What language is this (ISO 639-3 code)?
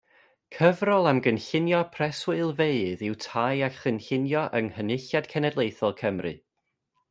cym